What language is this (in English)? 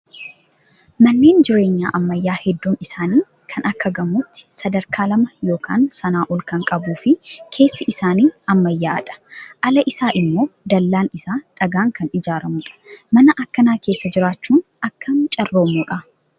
Oromo